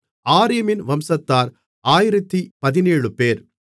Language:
Tamil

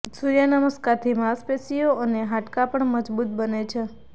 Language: Gujarati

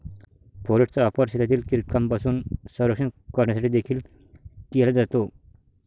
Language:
Marathi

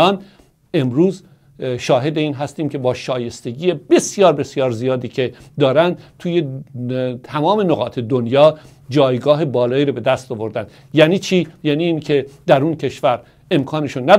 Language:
Persian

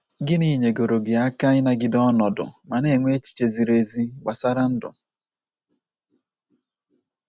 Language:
Igbo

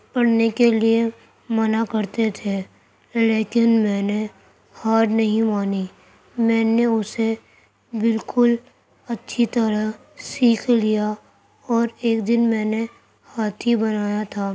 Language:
Urdu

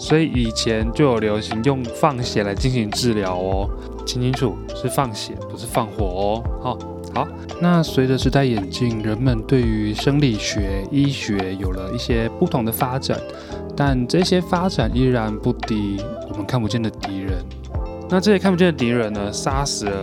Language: Chinese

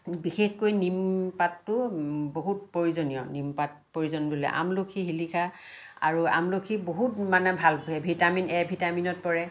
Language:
Assamese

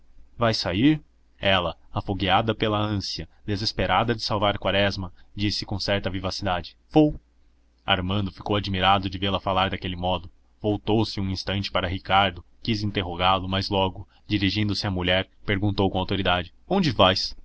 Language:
Portuguese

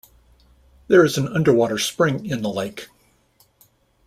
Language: English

